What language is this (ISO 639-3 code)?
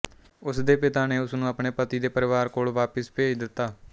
pan